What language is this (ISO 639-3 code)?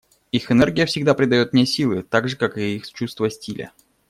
rus